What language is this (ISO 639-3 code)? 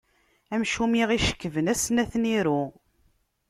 kab